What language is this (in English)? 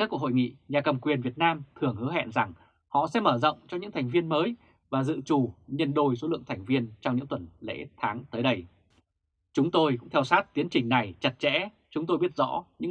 Vietnamese